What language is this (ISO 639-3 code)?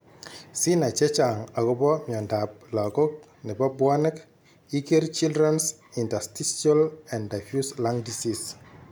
kln